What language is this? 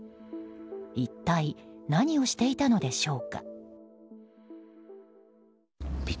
Japanese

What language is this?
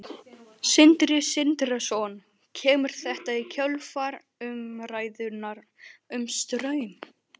Icelandic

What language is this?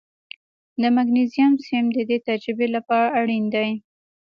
Pashto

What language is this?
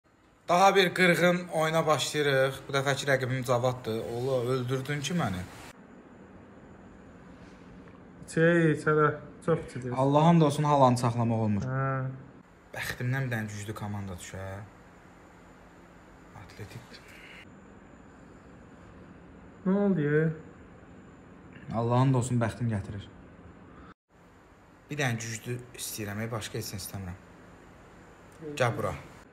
Turkish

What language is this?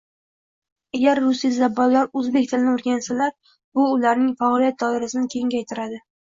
Uzbek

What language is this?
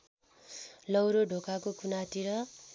Nepali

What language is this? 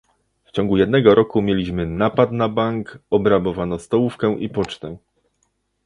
Polish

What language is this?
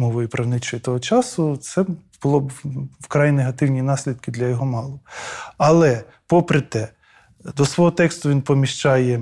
Ukrainian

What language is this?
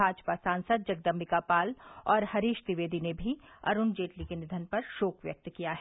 Hindi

